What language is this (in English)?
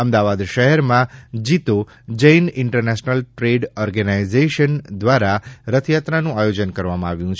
Gujarati